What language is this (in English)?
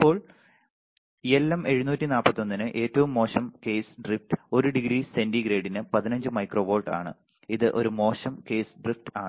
Malayalam